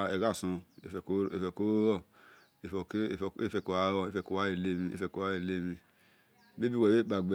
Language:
Esan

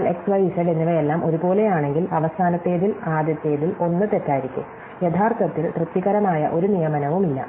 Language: Malayalam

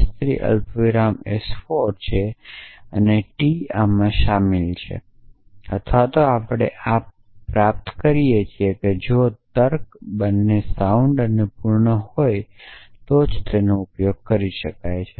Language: Gujarati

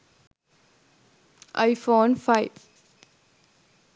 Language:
Sinhala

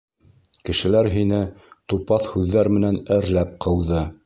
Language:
Bashkir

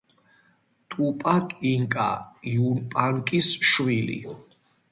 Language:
Georgian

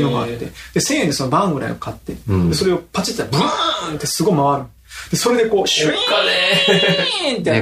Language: Japanese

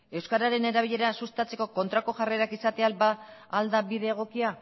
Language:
Basque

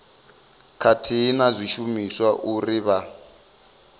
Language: Venda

